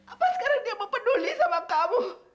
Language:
Indonesian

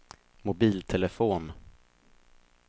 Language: Swedish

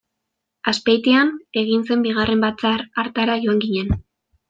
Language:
Basque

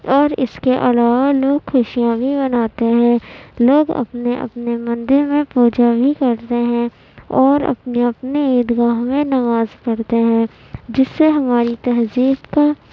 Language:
Urdu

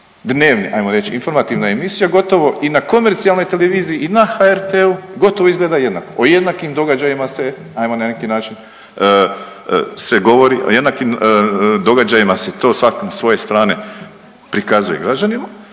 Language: Croatian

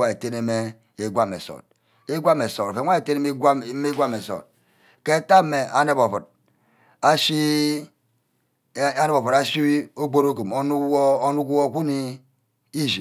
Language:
Ubaghara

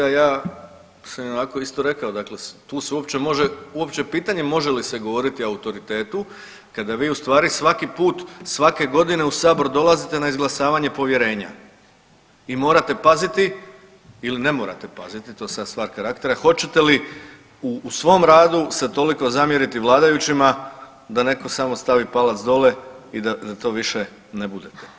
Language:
Croatian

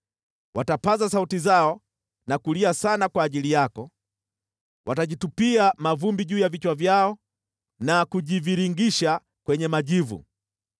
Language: Swahili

